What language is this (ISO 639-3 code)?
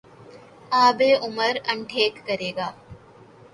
urd